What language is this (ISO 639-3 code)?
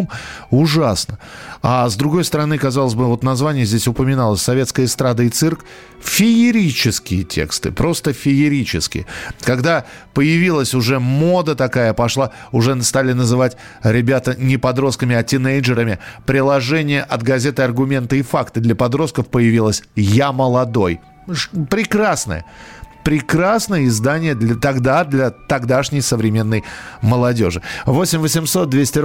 rus